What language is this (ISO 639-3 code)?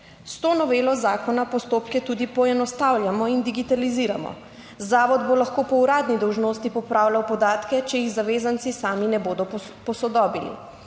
slv